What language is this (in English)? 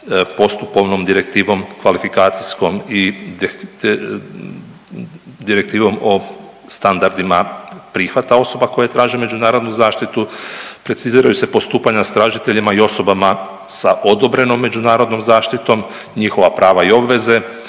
Croatian